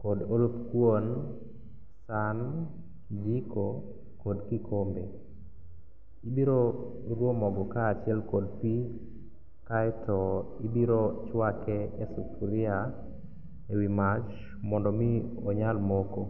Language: Luo (Kenya and Tanzania)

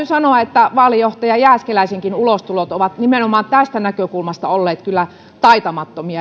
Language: Finnish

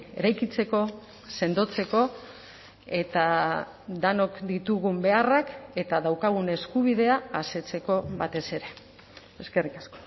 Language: Basque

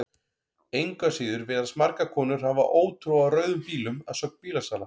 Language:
Icelandic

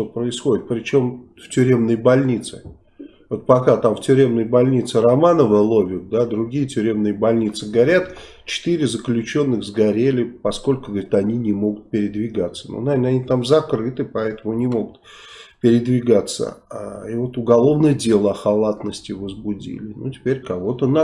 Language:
Russian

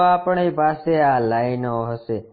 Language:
Gujarati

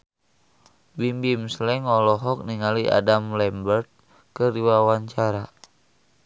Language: Sundanese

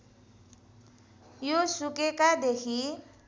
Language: Nepali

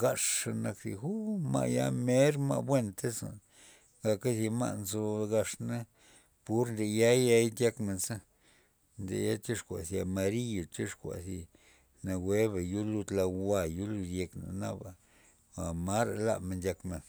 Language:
Loxicha Zapotec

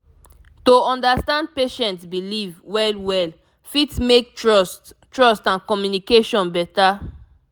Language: Nigerian Pidgin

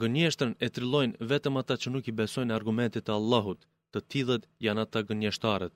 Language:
Greek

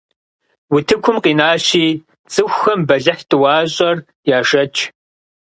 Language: Kabardian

